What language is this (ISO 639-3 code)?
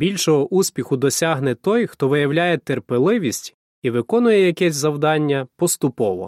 ukr